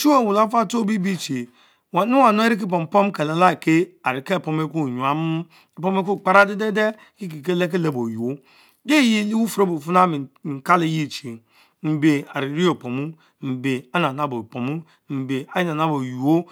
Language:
Mbe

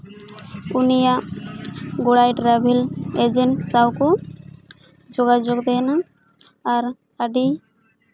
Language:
Santali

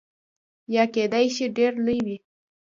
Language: Pashto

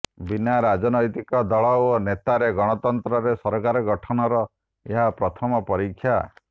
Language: Odia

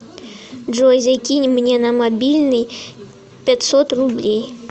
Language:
Russian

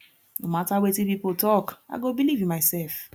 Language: Nigerian Pidgin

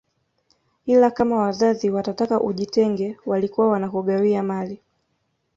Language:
Swahili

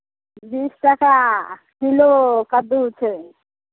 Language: Maithili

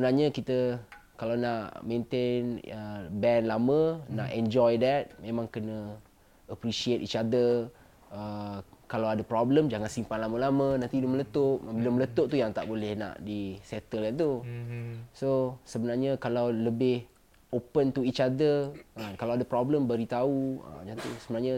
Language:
Malay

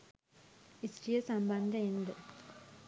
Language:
Sinhala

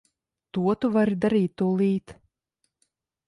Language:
Latvian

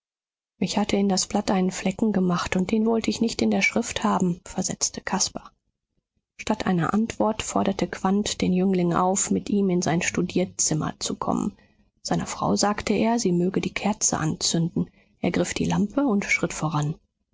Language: German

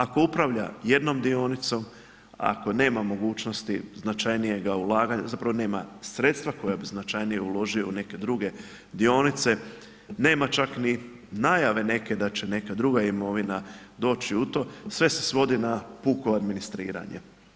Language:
Croatian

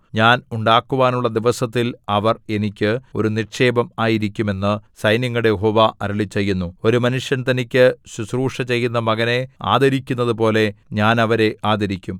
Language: Malayalam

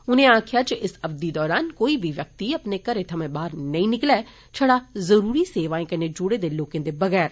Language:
Dogri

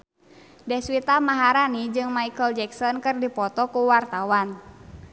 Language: Sundanese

